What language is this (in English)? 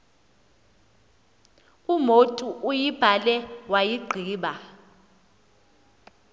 Xhosa